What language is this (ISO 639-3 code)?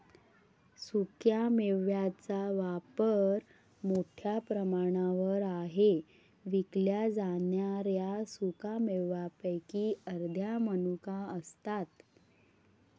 mar